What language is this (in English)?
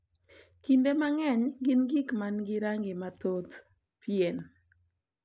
Luo (Kenya and Tanzania)